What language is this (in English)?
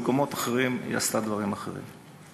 Hebrew